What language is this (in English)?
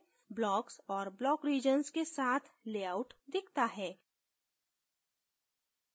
Hindi